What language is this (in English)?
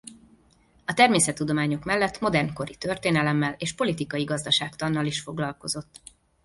Hungarian